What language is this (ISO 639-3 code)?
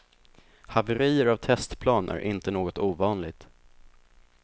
swe